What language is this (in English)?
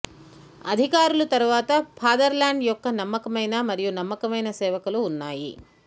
Telugu